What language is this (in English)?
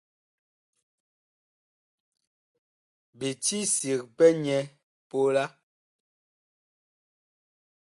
Bakoko